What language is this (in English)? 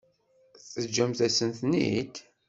Kabyle